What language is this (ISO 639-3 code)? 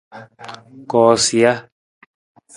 nmz